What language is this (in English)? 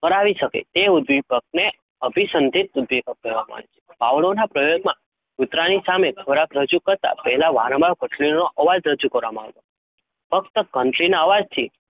Gujarati